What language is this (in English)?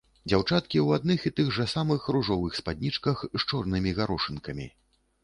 Belarusian